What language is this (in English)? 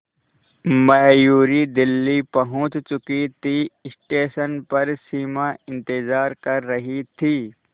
Hindi